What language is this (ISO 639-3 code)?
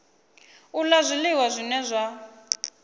ven